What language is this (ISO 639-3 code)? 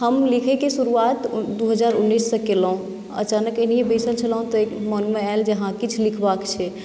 mai